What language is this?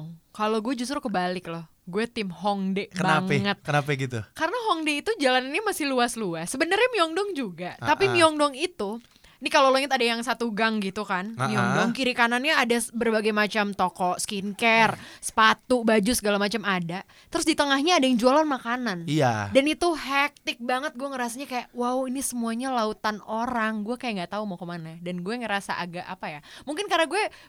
Indonesian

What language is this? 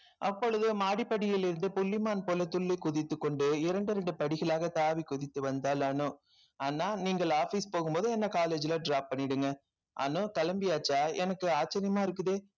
Tamil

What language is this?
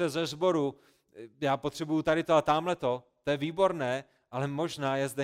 Czech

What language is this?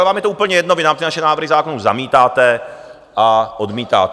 Czech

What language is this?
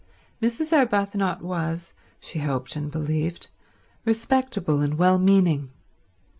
English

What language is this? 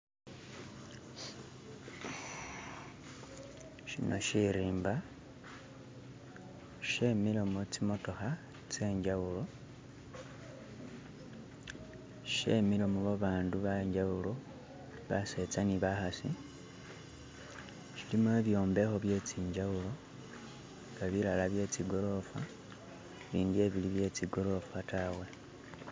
Masaaba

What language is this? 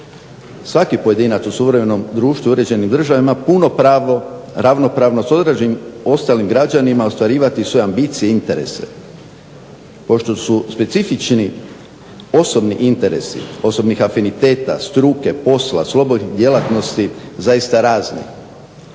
Croatian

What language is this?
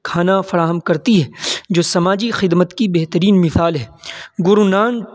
Urdu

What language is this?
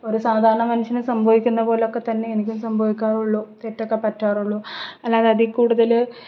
Malayalam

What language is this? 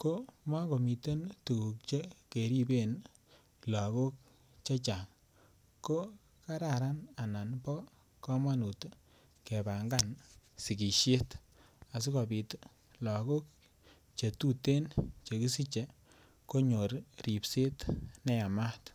Kalenjin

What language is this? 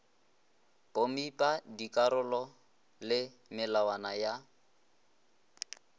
Northern Sotho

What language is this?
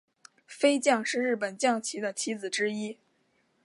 Chinese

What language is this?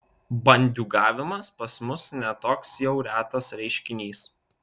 Lithuanian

